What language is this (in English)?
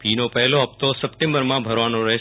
Gujarati